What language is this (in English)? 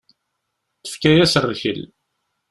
Kabyle